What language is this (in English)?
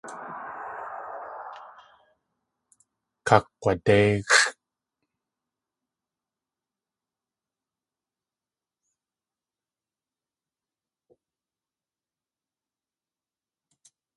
Tlingit